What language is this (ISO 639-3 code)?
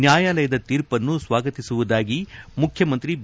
kan